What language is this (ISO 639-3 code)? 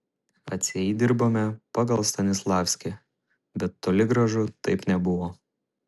lit